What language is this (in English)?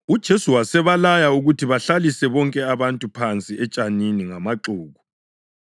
North Ndebele